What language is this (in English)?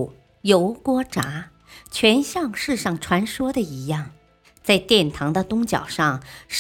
Chinese